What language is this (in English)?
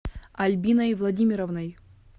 Russian